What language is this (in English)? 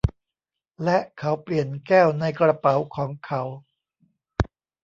Thai